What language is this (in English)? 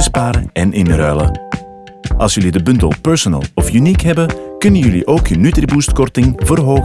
Dutch